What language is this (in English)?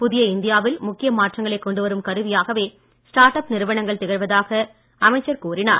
Tamil